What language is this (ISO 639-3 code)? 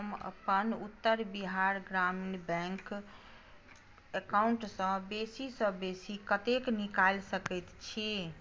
mai